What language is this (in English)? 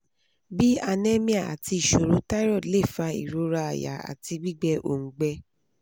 Yoruba